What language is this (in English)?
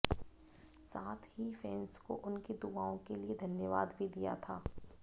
Hindi